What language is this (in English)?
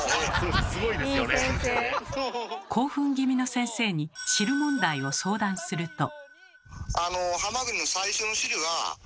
Japanese